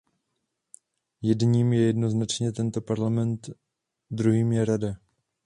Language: Czech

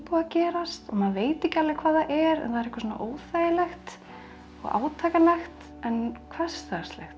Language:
Icelandic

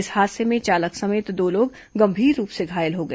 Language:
Hindi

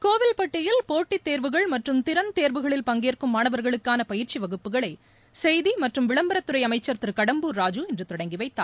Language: Tamil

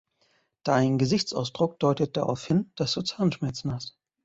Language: German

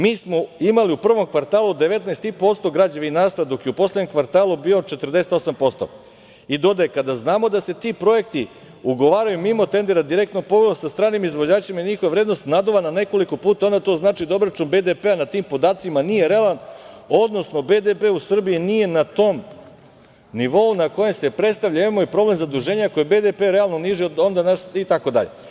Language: Serbian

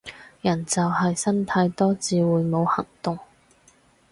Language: Cantonese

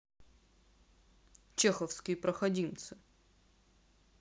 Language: Russian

